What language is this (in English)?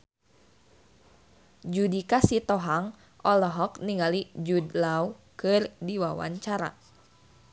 Sundanese